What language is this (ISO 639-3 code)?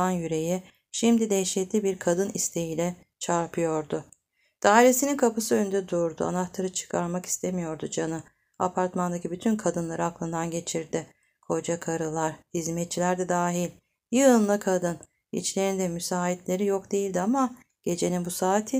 tur